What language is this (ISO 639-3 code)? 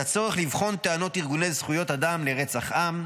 heb